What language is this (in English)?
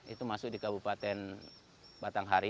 Indonesian